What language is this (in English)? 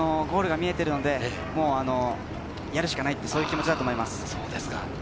Japanese